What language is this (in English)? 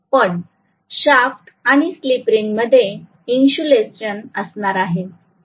Marathi